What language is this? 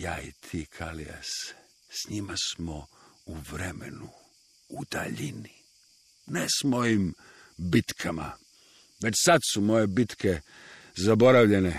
Croatian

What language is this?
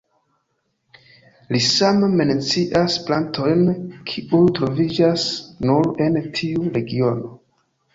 Esperanto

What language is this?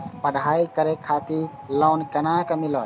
Maithili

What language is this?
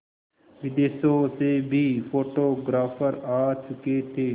Hindi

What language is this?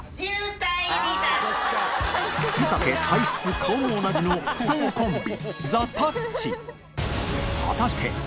Japanese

